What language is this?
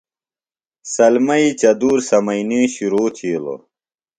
Phalura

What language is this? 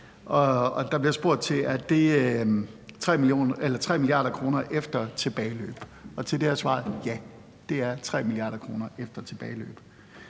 Danish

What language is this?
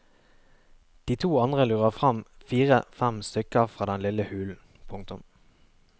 Norwegian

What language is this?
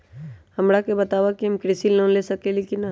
Magahi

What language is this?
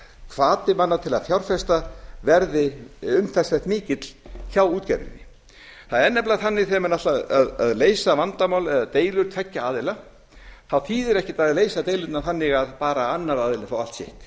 Icelandic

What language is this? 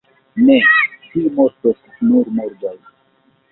Esperanto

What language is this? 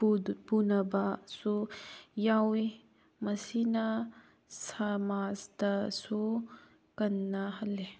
Manipuri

